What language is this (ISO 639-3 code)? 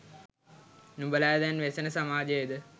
sin